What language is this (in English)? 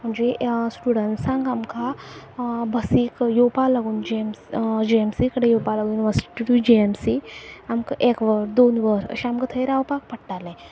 Konkani